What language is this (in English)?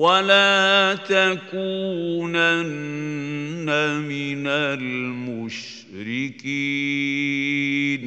Arabic